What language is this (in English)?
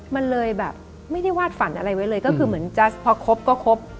Thai